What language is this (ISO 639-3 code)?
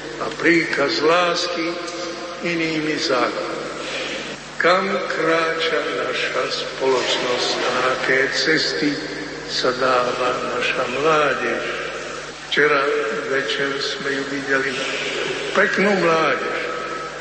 slk